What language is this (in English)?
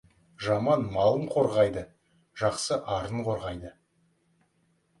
Kazakh